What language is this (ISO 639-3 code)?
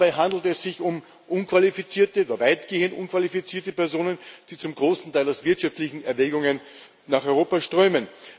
deu